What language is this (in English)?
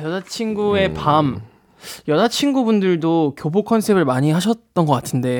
Korean